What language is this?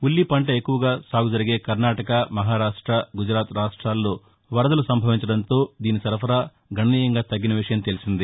Telugu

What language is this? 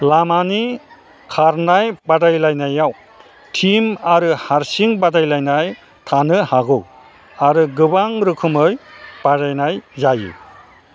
Bodo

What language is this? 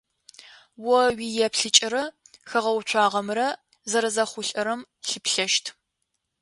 Adyghe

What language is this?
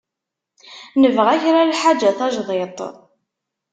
Kabyle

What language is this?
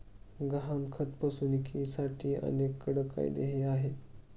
Marathi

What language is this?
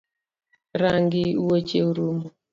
Luo (Kenya and Tanzania)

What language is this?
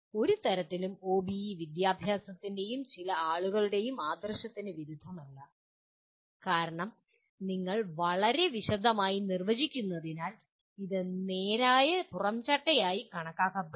Malayalam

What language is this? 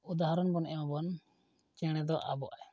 Santali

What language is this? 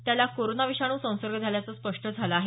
Marathi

